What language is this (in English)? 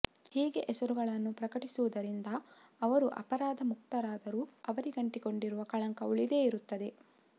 Kannada